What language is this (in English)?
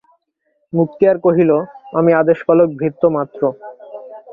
Bangla